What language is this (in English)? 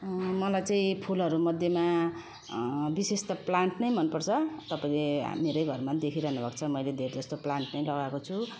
Nepali